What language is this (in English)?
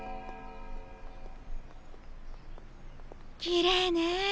Japanese